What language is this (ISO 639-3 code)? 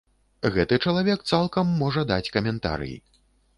bel